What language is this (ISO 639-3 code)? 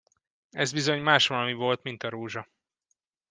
hun